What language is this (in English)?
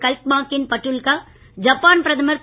Tamil